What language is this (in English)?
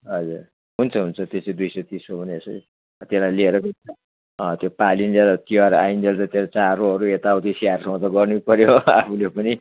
Nepali